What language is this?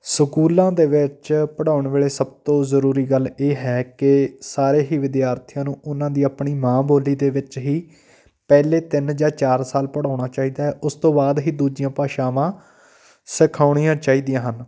Punjabi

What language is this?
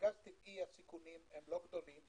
Hebrew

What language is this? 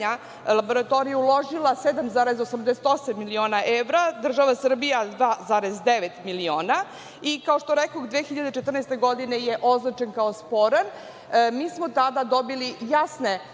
Serbian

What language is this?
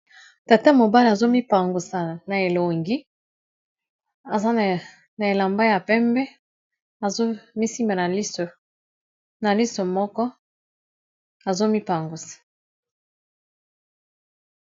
Lingala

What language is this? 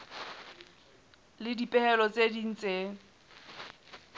Southern Sotho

